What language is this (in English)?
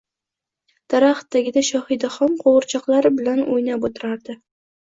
Uzbek